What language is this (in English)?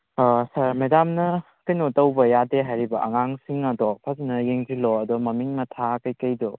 Manipuri